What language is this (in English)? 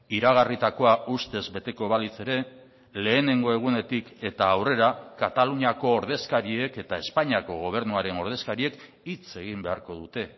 Basque